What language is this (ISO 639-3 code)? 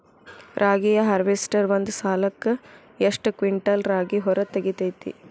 kan